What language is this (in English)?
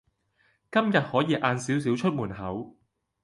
Cantonese